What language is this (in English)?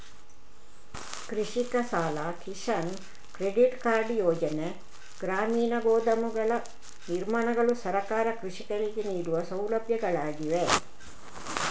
Kannada